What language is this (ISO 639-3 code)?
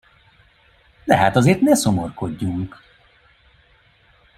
hun